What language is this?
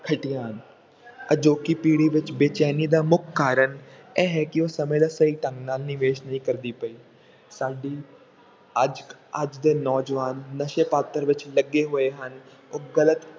Punjabi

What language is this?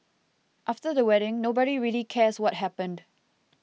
English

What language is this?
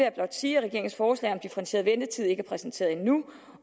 Danish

